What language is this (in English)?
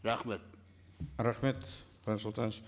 Kazakh